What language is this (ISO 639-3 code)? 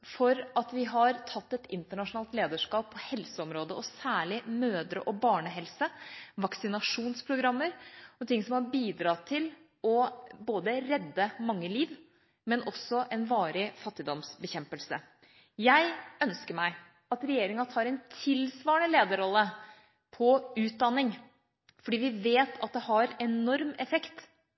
nob